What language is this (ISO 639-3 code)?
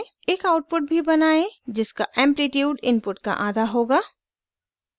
hin